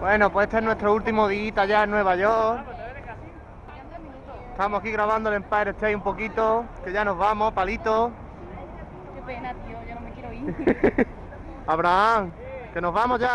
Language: Spanish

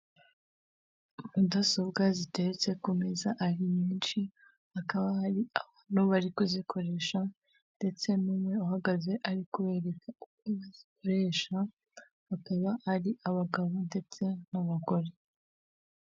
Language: Kinyarwanda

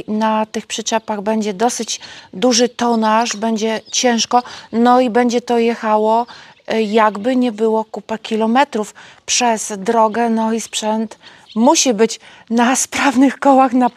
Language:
Polish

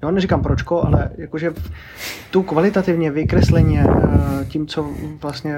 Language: Czech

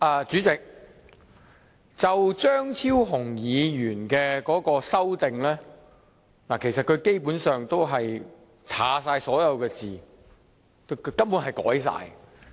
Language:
Cantonese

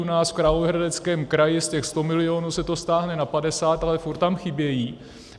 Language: Czech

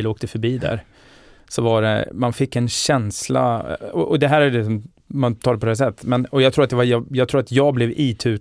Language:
Swedish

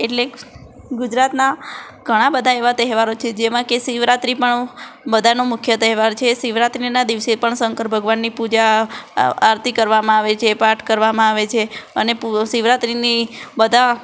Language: Gujarati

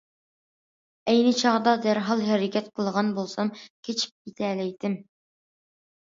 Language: Uyghur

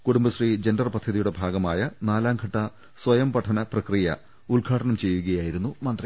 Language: Malayalam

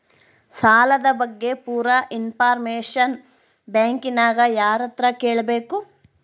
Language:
Kannada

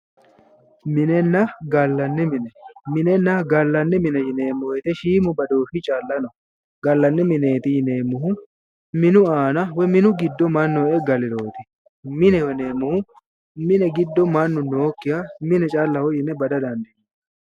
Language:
Sidamo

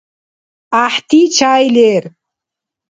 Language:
Dargwa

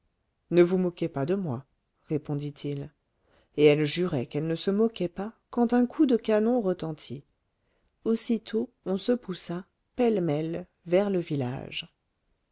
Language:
French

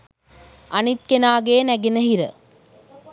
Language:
Sinhala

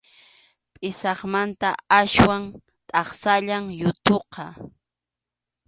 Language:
Arequipa-La Unión Quechua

